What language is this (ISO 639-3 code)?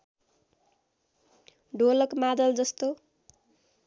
nep